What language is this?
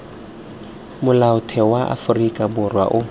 Tswana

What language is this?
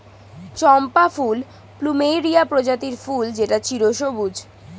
Bangla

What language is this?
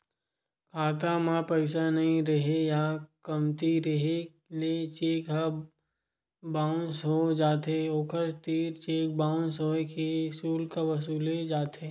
Chhattisgarhi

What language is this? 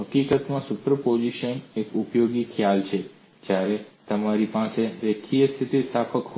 Gujarati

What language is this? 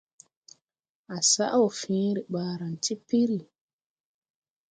Tupuri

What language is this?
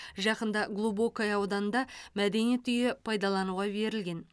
Kazakh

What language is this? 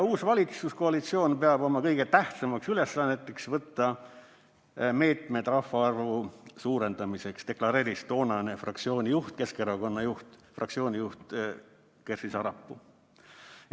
Estonian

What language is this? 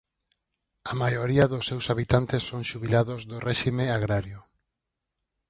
Galician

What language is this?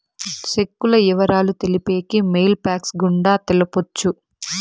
Telugu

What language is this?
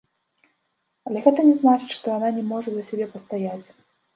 Belarusian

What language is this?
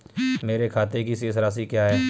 Hindi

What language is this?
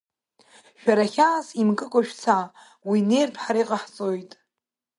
Abkhazian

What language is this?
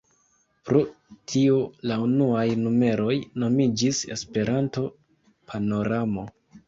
Esperanto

